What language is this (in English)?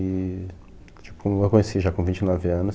Portuguese